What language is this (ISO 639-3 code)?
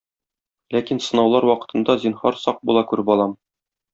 tat